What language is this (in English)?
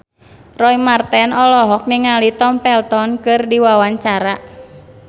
Sundanese